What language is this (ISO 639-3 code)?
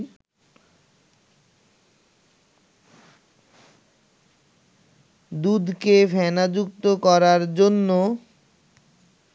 ben